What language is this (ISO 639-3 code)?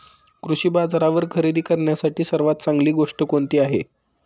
mar